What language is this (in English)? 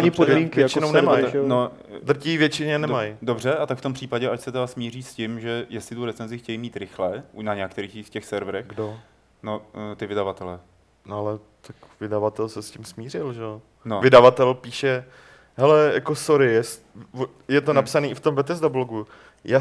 Czech